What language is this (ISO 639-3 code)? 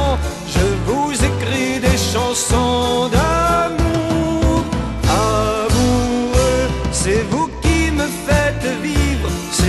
fra